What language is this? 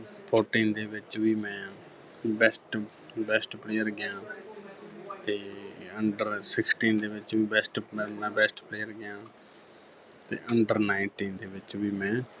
Punjabi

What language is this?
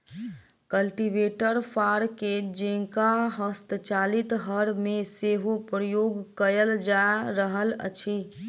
Maithili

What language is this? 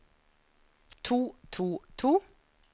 Norwegian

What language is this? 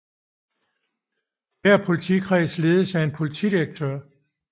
Danish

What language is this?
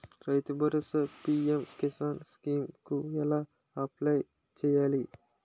Telugu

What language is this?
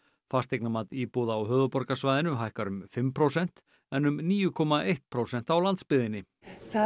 Icelandic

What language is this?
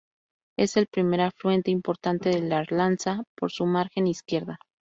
Spanish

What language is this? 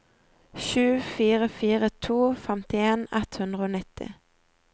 Norwegian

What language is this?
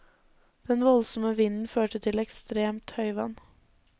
Norwegian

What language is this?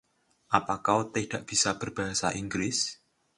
Indonesian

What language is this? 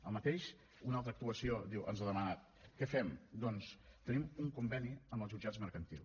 Catalan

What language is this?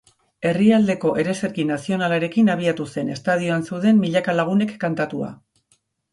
Basque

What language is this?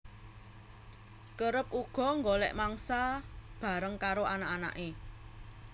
Javanese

